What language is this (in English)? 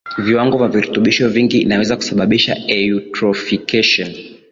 Swahili